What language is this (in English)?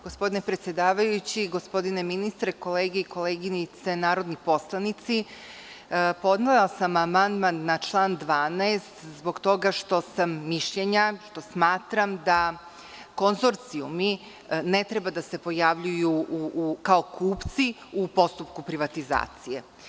Serbian